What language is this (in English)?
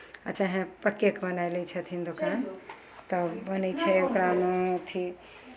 Maithili